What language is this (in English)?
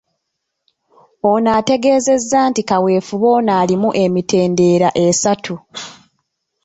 Ganda